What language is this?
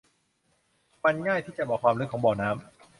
Thai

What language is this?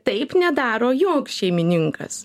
Lithuanian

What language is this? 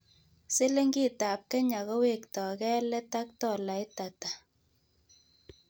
Kalenjin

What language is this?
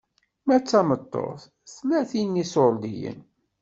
Kabyle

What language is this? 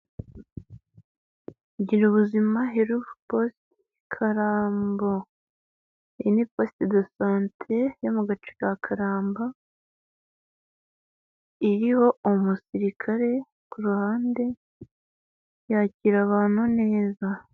Kinyarwanda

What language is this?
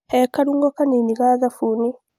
Kikuyu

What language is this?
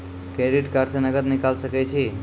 Maithili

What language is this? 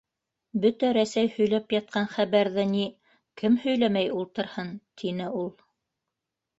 Bashkir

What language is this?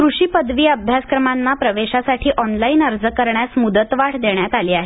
Marathi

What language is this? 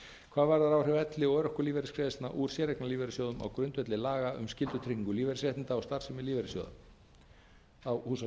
Icelandic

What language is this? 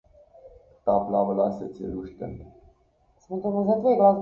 Slovenian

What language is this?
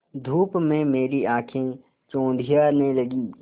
Hindi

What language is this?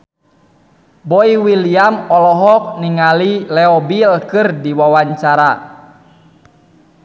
Sundanese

